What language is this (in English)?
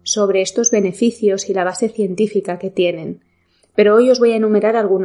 Spanish